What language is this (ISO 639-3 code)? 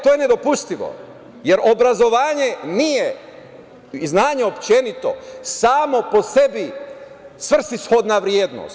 srp